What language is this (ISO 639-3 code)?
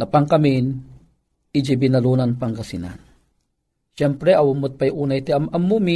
fil